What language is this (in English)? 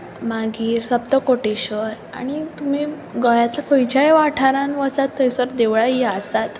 Konkani